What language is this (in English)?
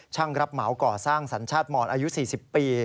Thai